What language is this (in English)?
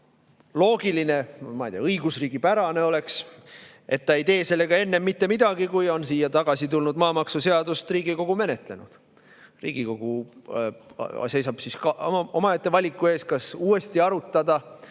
Estonian